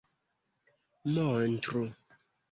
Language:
Esperanto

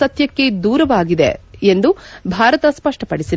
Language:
Kannada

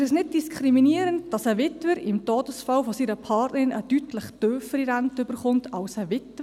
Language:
Swiss German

